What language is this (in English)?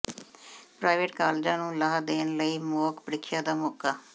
Punjabi